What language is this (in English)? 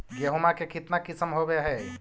Magahi